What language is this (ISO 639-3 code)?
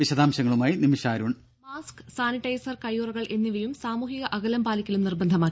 mal